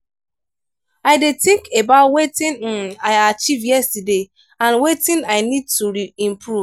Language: Nigerian Pidgin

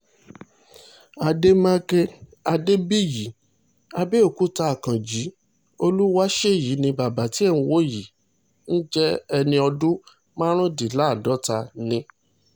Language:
Yoruba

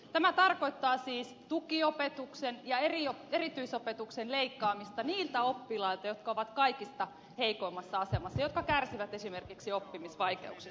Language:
Finnish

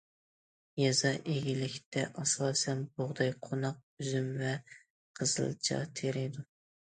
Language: Uyghur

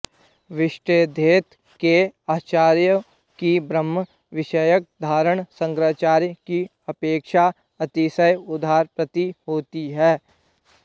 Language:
Sanskrit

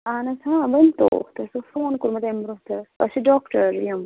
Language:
Kashmiri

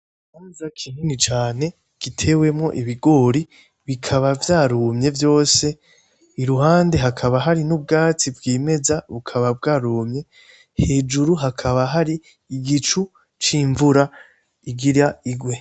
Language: Rundi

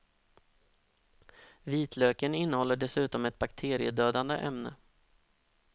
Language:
Swedish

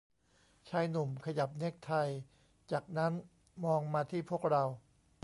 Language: Thai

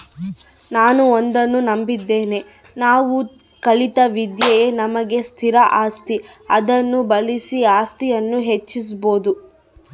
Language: Kannada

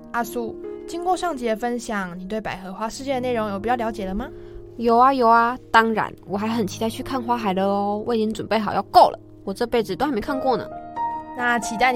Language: Chinese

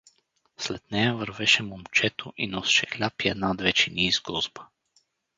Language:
Bulgarian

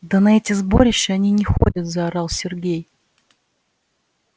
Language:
Russian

